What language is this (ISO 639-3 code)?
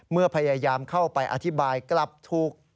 tha